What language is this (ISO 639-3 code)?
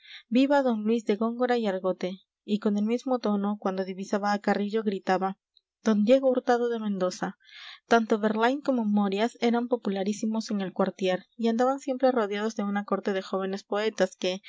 spa